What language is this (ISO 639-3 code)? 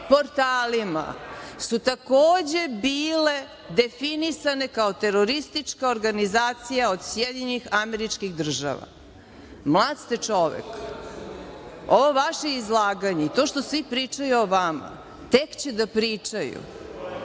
srp